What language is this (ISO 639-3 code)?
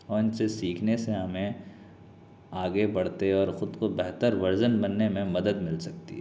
urd